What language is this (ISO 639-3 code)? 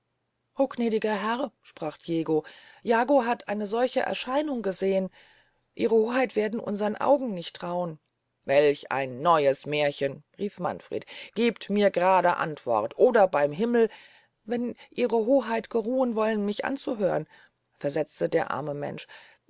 deu